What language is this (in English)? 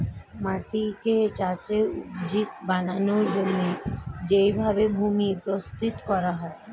Bangla